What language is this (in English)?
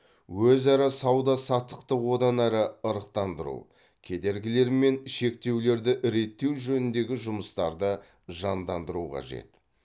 Kazakh